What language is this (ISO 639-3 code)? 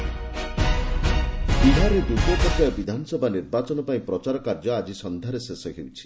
ori